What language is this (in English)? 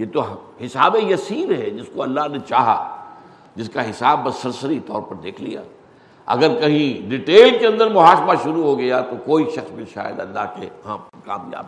Urdu